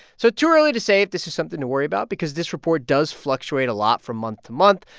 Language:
English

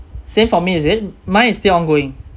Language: English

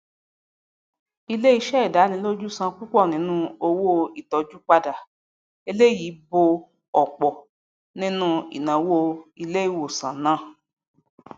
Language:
Yoruba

